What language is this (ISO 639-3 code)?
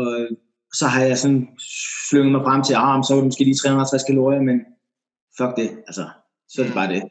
dan